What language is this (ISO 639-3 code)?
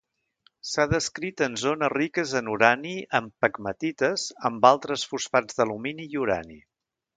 cat